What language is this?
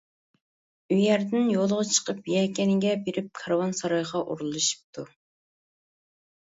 Uyghur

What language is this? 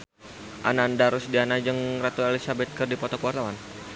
Sundanese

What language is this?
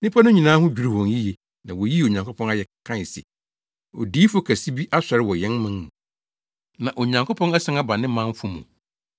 Akan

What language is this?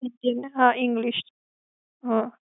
Gujarati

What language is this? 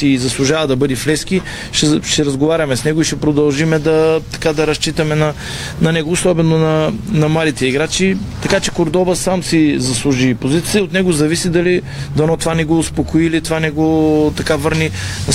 Bulgarian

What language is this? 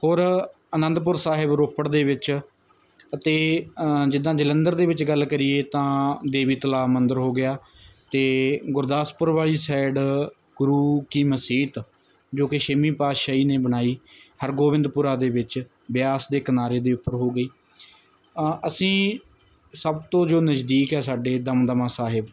Punjabi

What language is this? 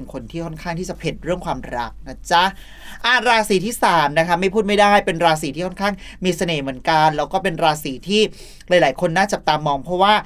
Thai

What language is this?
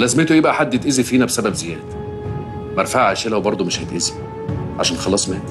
Arabic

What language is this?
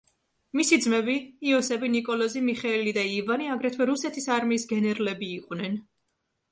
Georgian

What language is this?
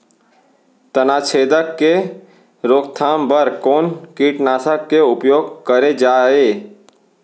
Chhattisgarhi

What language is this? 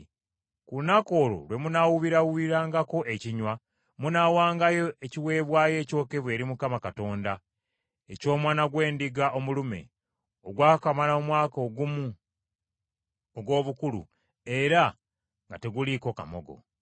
Ganda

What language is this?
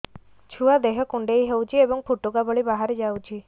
Odia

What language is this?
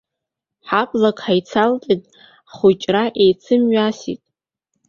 Abkhazian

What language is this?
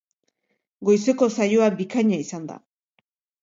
Basque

